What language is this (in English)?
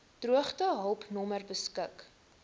Afrikaans